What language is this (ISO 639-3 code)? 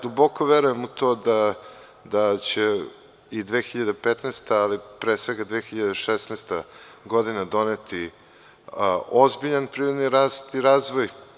srp